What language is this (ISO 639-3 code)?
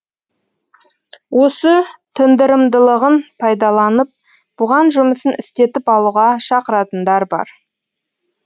kaz